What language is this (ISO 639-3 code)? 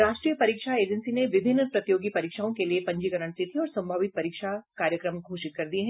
hin